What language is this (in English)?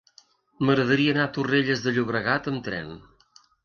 Catalan